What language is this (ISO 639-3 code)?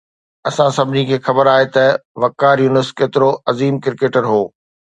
snd